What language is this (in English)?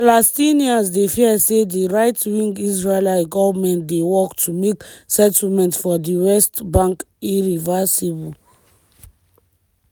Nigerian Pidgin